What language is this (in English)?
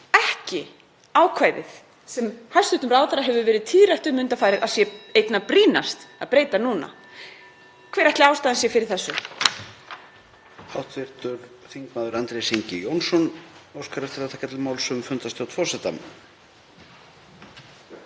Icelandic